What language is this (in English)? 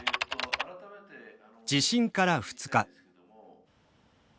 Japanese